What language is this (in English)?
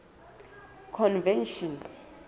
Southern Sotho